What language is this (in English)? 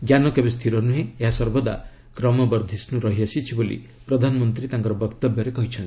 Odia